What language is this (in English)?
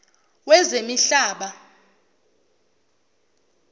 Zulu